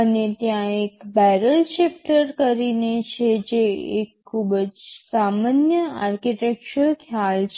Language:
Gujarati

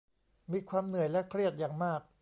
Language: Thai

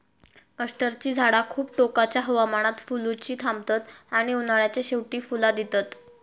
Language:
Marathi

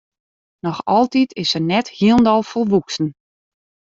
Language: Western Frisian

